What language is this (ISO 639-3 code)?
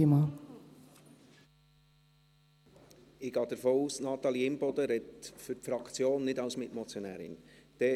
gsw